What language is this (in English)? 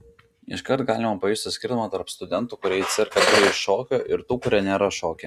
Lithuanian